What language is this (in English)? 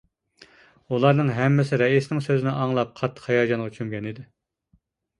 Uyghur